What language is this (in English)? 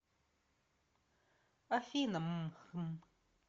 Russian